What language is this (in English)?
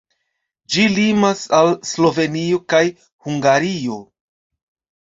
Esperanto